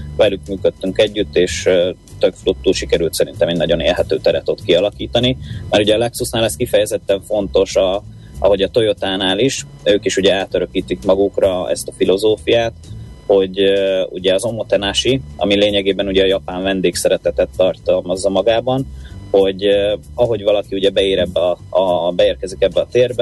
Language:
Hungarian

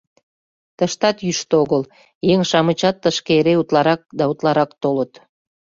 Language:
Mari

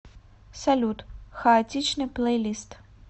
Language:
Russian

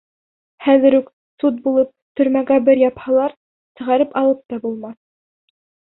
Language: Bashkir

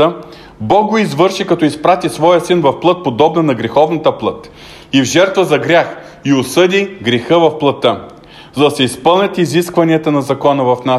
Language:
Bulgarian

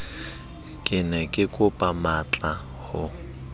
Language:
Southern Sotho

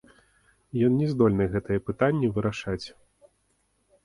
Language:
Belarusian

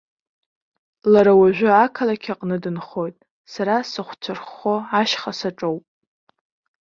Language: Abkhazian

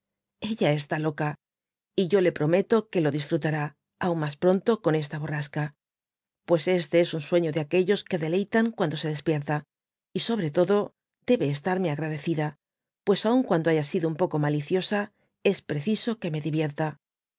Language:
Spanish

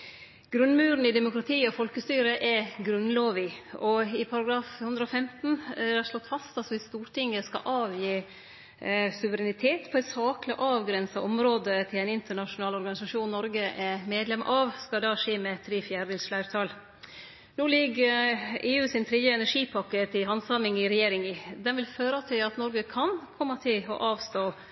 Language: Norwegian Nynorsk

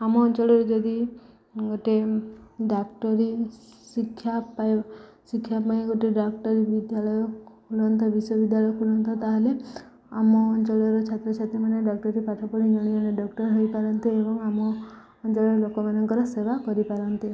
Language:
Odia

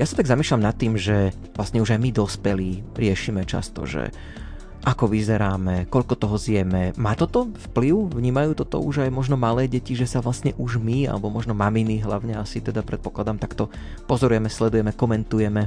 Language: Slovak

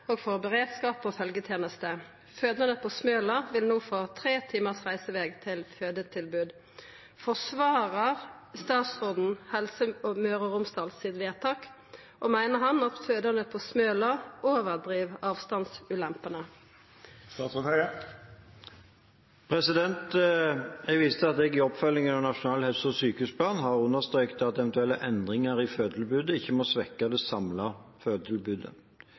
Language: Norwegian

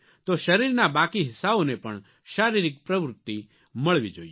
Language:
Gujarati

